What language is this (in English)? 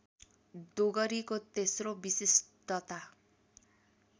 Nepali